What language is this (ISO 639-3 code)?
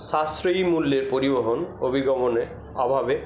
ben